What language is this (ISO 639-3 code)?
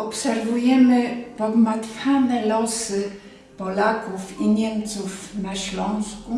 pol